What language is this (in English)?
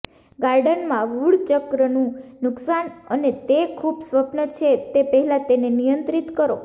Gujarati